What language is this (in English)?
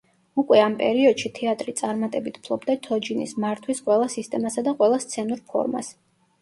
Georgian